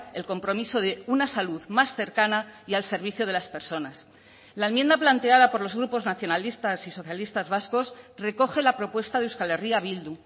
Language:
Spanish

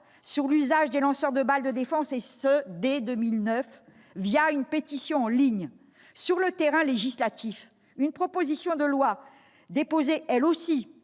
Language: French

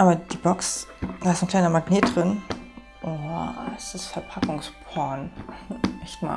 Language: German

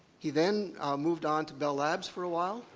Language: English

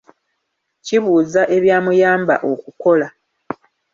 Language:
Ganda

